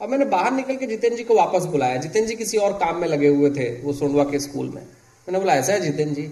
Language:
Hindi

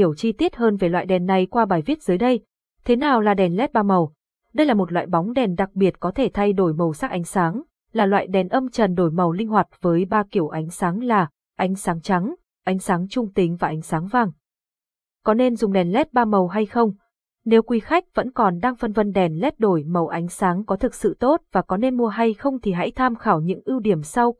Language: Vietnamese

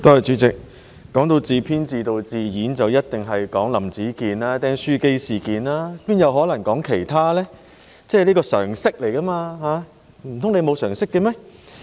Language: Cantonese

